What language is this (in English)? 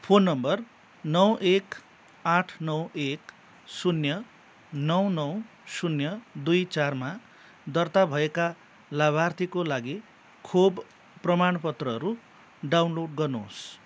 Nepali